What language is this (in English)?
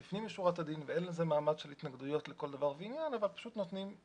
Hebrew